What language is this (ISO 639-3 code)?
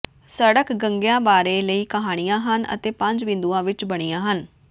pan